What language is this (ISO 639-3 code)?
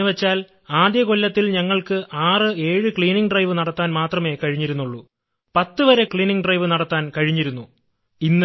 mal